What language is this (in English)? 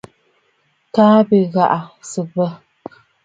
Bafut